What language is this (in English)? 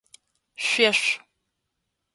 Adyghe